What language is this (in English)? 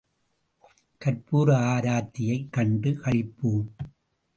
Tamil